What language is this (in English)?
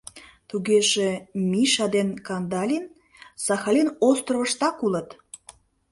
Mari